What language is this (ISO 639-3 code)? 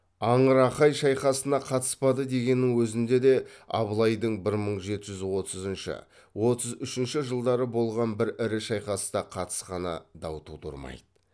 kaz